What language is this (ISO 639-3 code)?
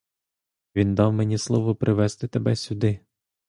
ukr